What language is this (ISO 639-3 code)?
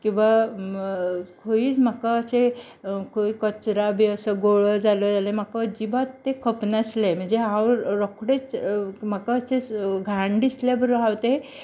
kok